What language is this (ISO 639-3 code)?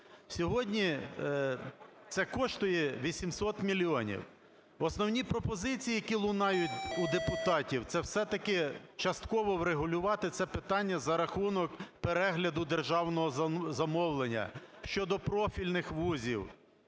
ukr